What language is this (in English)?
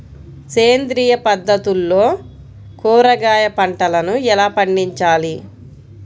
Telugu